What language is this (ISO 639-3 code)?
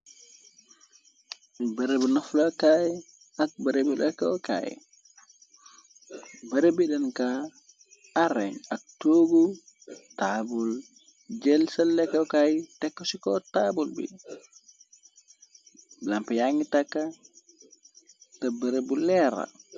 wol